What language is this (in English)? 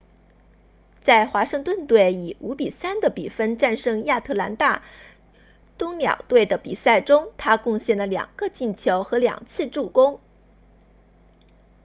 Chinese